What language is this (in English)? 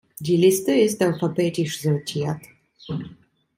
German